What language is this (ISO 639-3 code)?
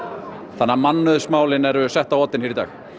isl